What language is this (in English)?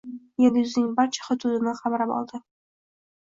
Uzbek